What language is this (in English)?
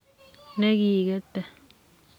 Kalenjin